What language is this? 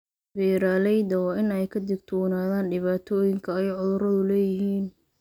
Somali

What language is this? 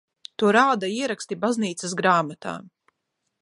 Latvian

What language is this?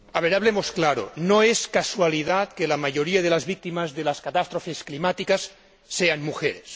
Spanish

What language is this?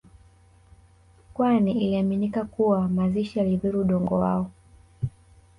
Swahili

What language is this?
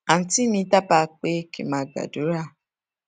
Yoruba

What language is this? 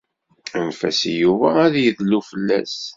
Kabyle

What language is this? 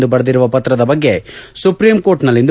Kannada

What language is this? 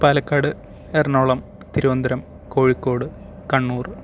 Malayalam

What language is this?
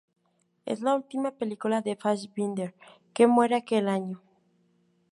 Spanish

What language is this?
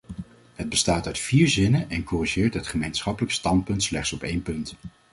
Dutch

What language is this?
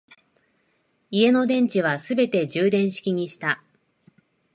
Japanese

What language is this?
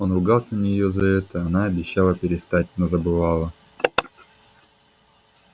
Russian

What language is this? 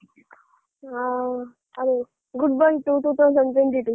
Kannada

